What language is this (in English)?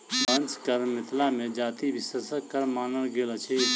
Maithili